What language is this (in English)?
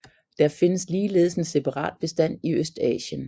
Danish